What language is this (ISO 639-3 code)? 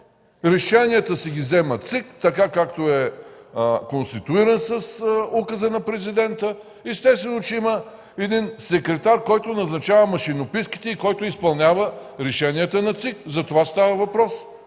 bul